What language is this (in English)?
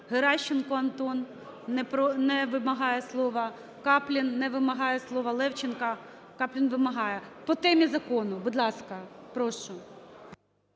Ukrainian